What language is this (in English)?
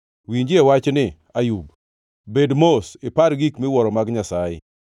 Luo (Kenya and Tanzania)